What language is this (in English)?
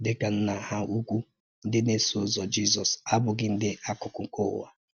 Igbo